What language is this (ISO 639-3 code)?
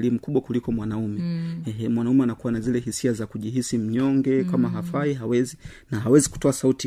swa